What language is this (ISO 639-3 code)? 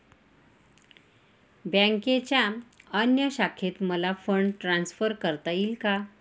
mar